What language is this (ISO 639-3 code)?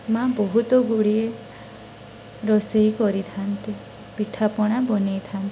ori